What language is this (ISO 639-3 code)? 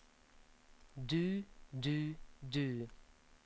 nor